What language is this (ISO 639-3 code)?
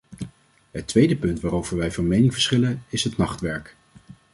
nld